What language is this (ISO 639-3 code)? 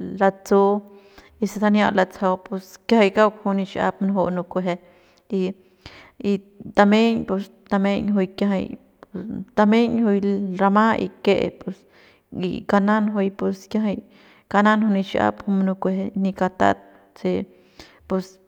pbs